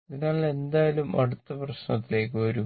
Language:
Malayalam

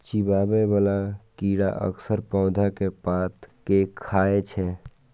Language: Maithili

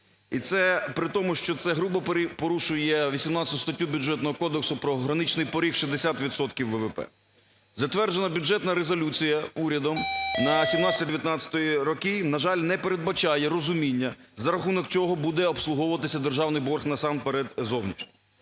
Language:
Ukrainian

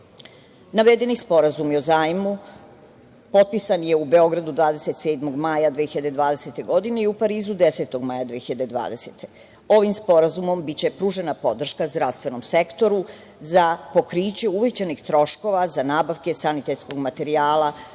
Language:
Serbian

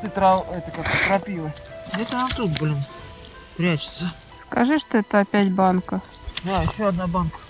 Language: Russian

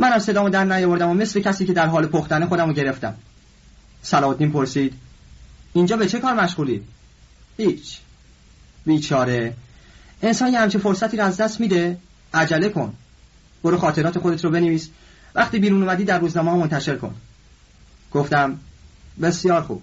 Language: Persian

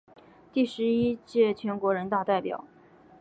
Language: Chinese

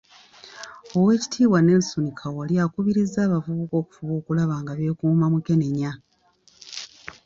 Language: Ganda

